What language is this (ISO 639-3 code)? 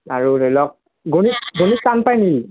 asm